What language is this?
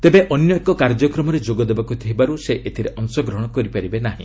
Odia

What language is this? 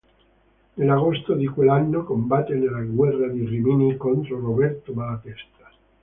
Italian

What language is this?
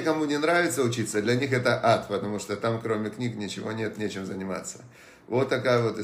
Russian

